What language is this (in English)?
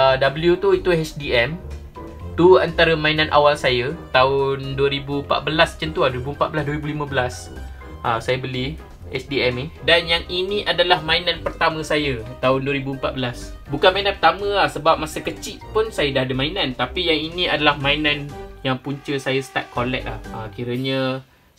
Malay